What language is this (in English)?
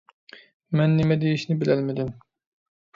Uyghur